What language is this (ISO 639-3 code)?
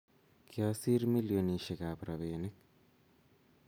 kln